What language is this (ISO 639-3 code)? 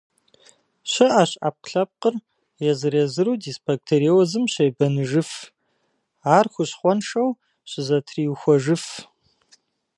kbd